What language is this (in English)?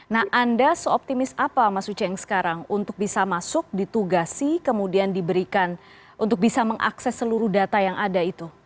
Indonesian